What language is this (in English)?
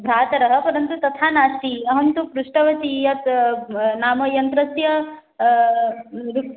Sanskrit